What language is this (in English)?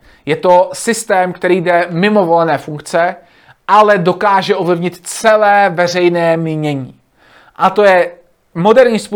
Czech